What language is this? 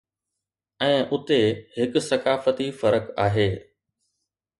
Sindhi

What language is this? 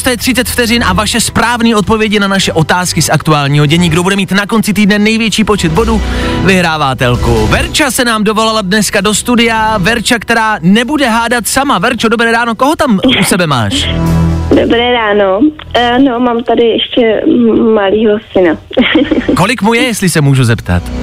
Czech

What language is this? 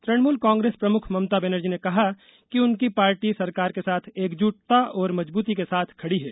Hindi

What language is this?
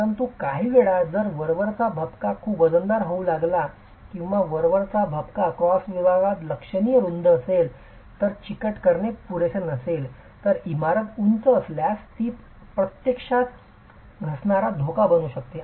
Marathi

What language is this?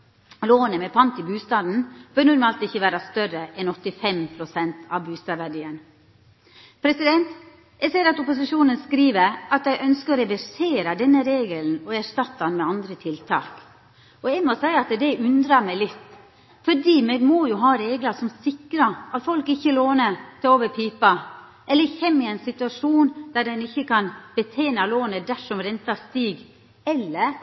Norwegian Nynorsk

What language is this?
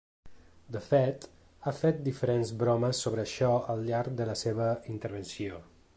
Catalan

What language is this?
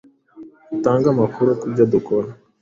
Kinyarwanda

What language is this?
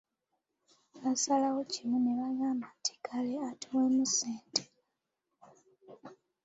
Ganda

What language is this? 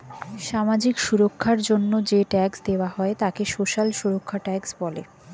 Bangla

